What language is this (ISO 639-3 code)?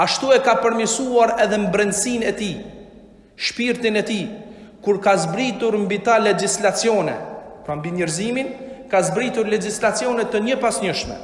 sqi